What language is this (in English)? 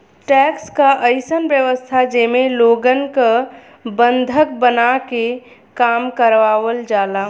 Bhojpuri